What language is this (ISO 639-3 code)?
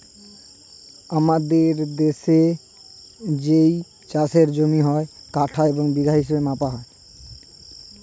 ben